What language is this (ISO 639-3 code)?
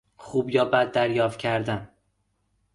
fas